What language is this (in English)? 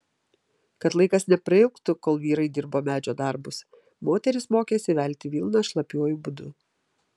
Lithuanian